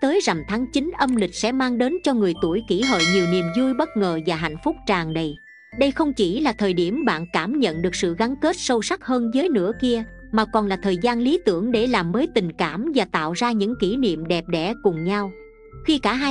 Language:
Vietnamese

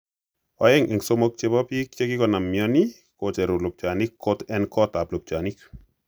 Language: Kalenjin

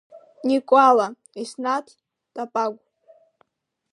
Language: Abkhazian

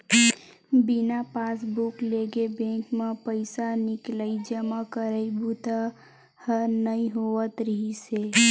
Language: Chhattisgarhi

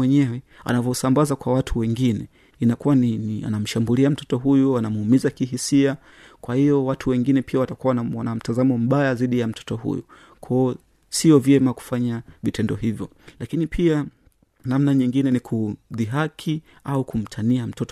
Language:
Swahili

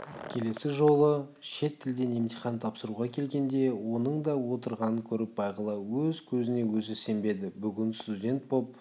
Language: Kazakh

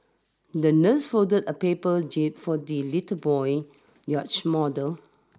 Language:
English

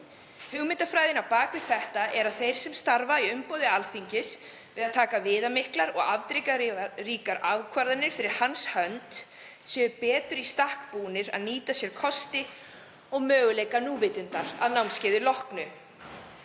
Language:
Icelandic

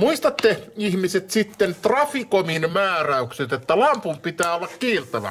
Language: Finnish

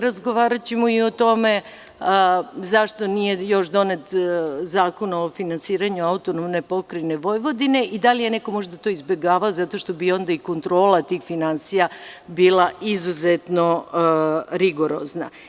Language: Serbian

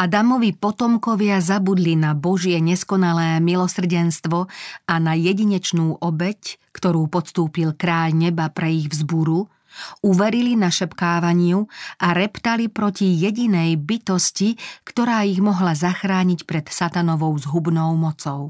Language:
Slovak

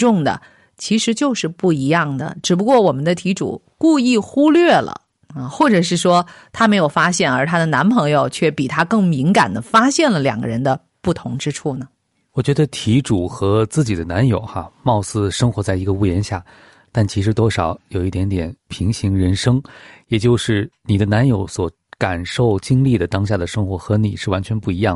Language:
Chinese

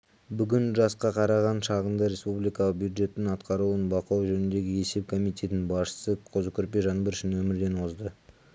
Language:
Kazakh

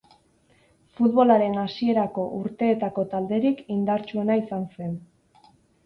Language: Basque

